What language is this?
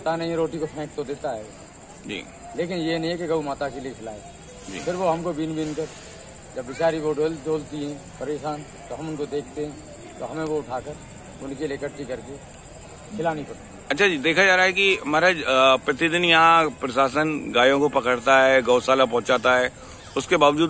Hindi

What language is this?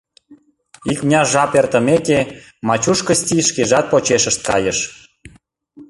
Mari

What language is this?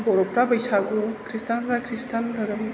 Bodo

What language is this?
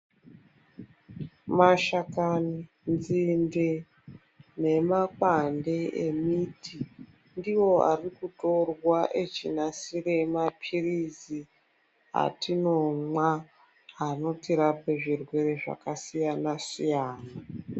Ndau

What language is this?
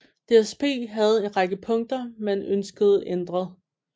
Danish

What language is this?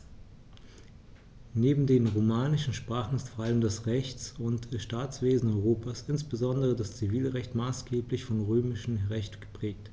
German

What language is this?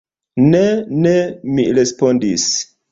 Esperanto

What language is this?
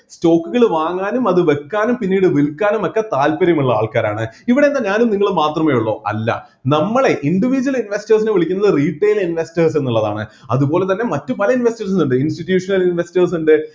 Malayalam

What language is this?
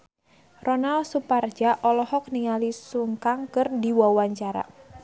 Sundanese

